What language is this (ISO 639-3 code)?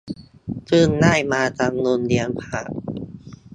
tha